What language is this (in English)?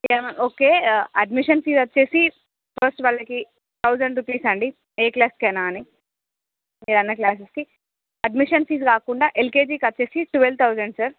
Telugu